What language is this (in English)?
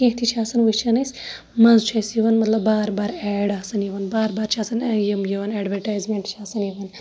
Kashmiri